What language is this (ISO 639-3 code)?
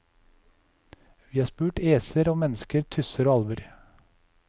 nor